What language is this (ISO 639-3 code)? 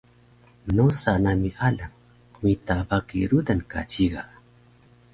trv